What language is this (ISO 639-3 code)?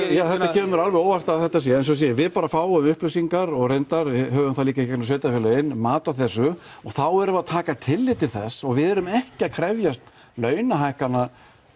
isl